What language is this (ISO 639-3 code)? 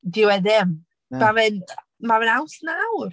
cym